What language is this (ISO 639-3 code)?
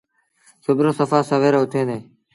sbn